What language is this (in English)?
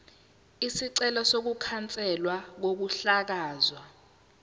Zulu